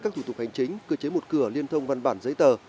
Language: Vietnamese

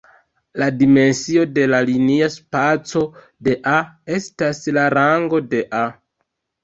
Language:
Esperanto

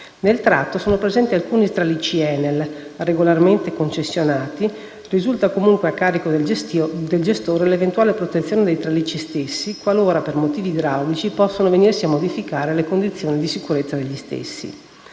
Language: Italian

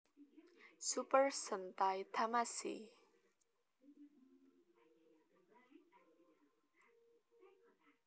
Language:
Javanese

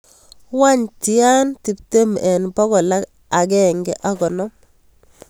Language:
Kalenjin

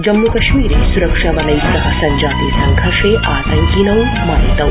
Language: Sanskrit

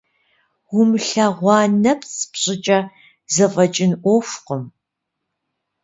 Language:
Kabardian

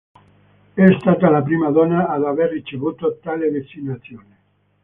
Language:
Italian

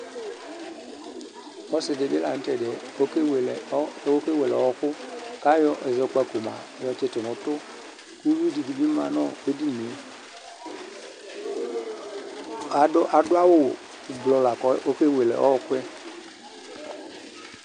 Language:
Ikposo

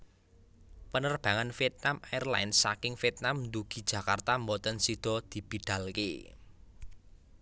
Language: Javanese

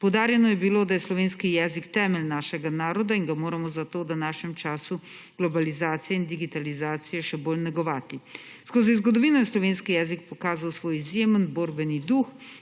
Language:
Slovenian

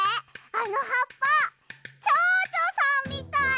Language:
Japanese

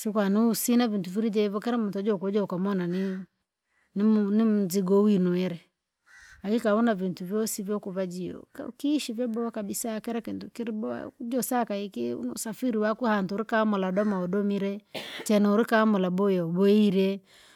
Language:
Langi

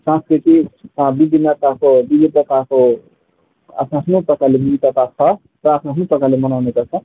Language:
Nepali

